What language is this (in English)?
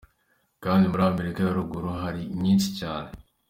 Kinyarwanda